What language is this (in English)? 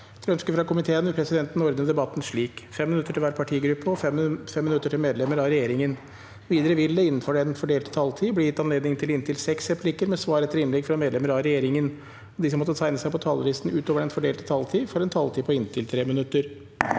Norwegian